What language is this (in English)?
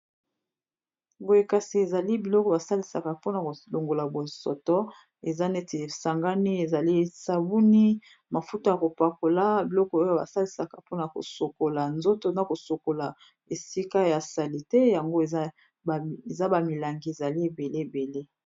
Lingala